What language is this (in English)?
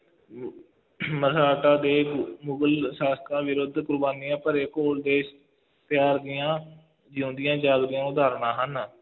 Punjabi